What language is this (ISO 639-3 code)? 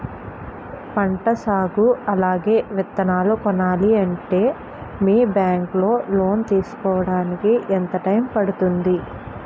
tel